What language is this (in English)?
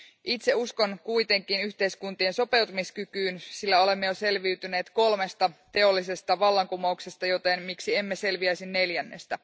Finnish